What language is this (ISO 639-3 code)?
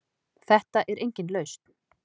isl